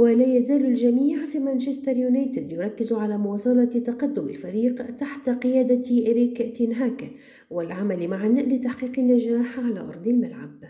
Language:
Arabic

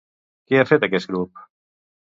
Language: Catalan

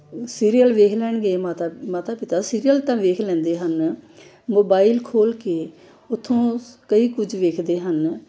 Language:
Punjabi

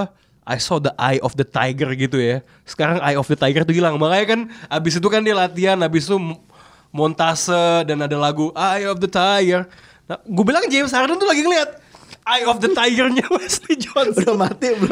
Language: Indonesian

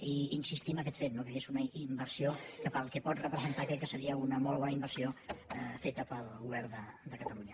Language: Catalan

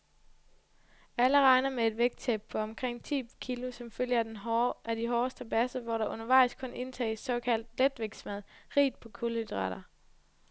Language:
Danish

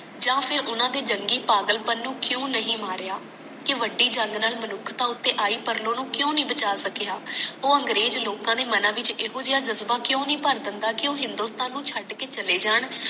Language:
Punjabi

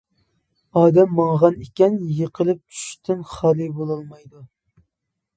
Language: Uyghur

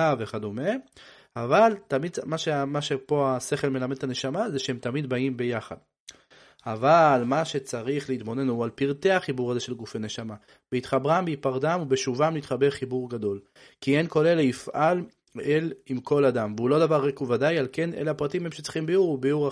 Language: Hebrew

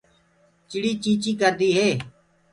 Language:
Gurgula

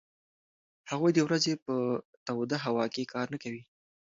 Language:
Pashto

